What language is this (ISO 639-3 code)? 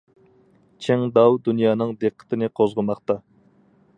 uig